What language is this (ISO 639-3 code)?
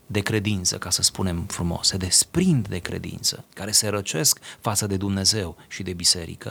ron